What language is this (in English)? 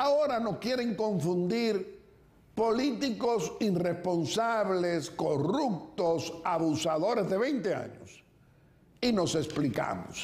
Spanish